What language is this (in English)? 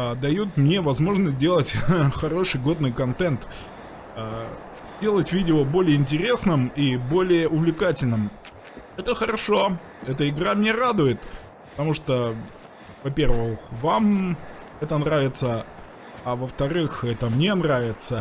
Russian